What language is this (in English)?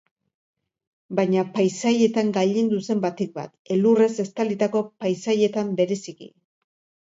Basque